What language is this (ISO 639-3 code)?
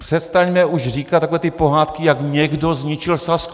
ces